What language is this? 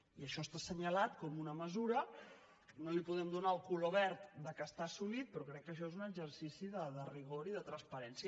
Catalan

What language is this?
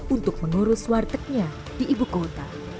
Indonesian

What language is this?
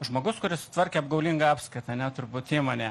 Lithuanian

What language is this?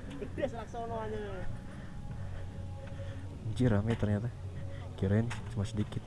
Indonesian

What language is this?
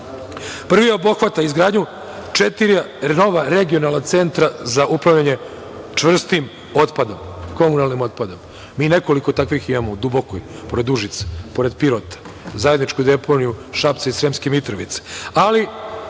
Serbian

